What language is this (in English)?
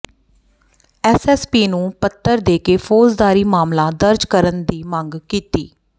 Punjabi